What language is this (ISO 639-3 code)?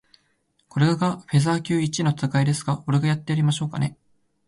jpn